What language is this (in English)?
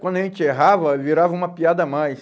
Portuguese